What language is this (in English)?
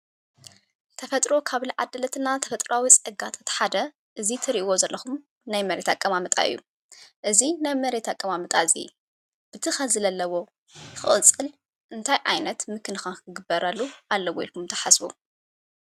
Tigrinya